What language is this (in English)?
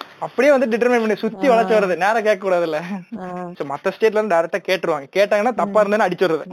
Tamil